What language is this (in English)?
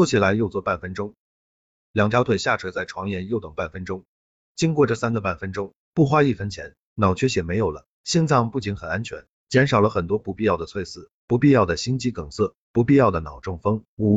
Chinese